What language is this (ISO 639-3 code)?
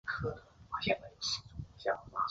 zho